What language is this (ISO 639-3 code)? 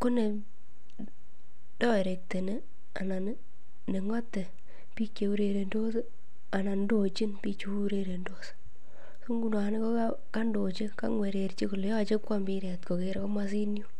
kln